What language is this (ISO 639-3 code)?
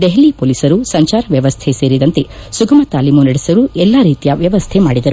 kan